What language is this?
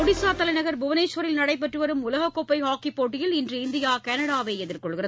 Tamil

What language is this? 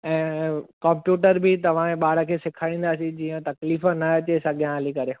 Sindhi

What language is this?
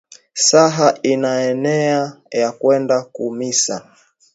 Swahili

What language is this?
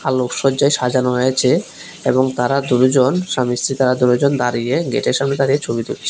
Bangla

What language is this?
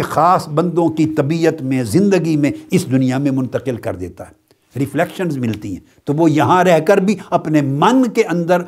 Urdu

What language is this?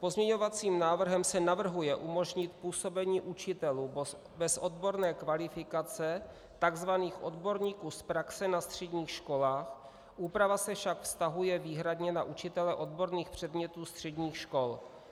Czech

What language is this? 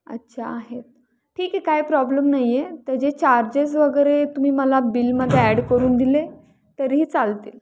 Marathi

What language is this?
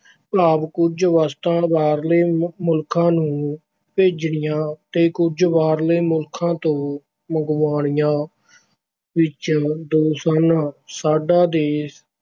Punjabi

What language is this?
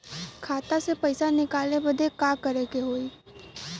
Bhojpuri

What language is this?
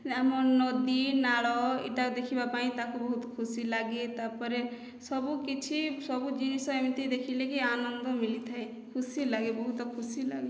Odia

